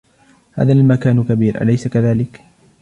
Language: Arabic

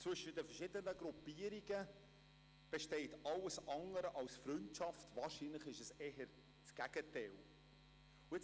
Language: Swiss German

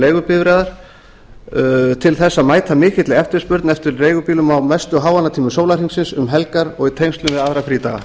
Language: Icelandic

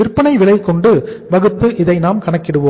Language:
Tamil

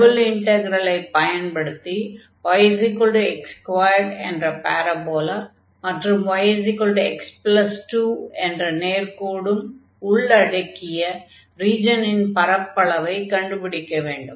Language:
Tamil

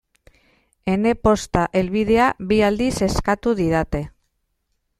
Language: Basque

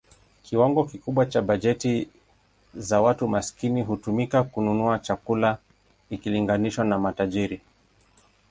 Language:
Swahili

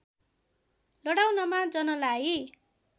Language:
Nepali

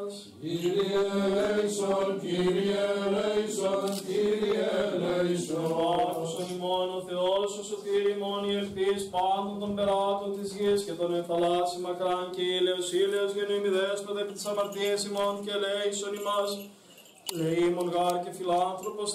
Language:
Greek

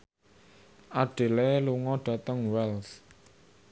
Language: Javanese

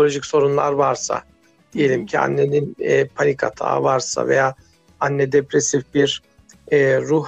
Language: Turkish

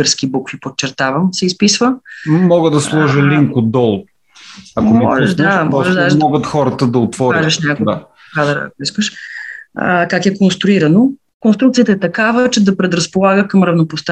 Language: Bulgarian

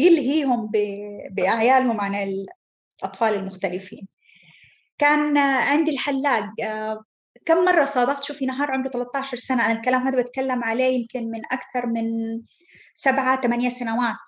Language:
Arabic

